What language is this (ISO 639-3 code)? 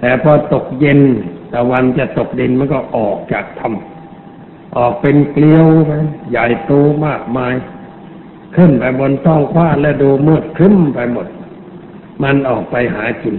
tha